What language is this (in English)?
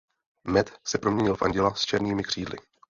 Czech